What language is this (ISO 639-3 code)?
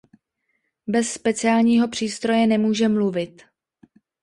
ces